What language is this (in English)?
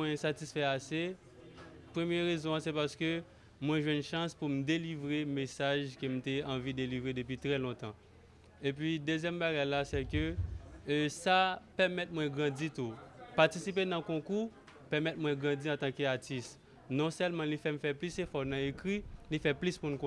French